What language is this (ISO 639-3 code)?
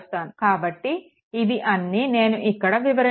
tel